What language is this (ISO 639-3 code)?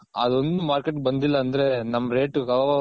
kan